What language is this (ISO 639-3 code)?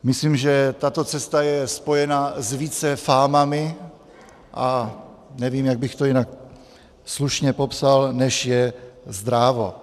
ces